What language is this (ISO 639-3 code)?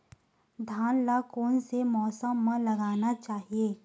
hne